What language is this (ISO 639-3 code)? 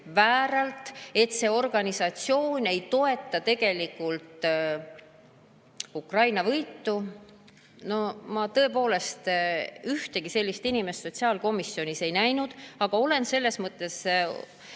est